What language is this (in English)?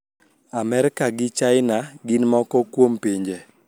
Luo (Kenya and Tanzania)